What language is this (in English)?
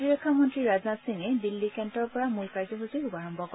Assamese